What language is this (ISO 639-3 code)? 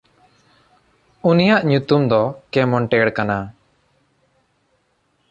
sat